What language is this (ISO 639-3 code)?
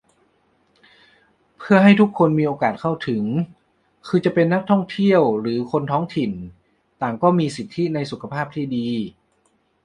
tha